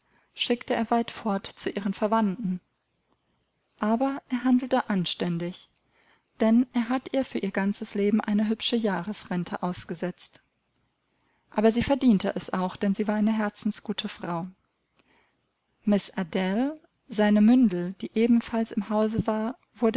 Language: German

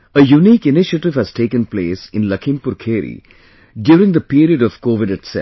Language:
English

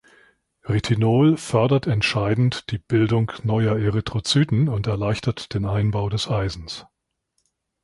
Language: German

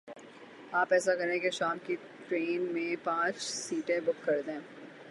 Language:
Urdu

